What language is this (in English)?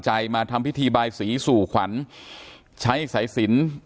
Thai